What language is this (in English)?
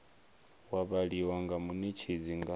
Venda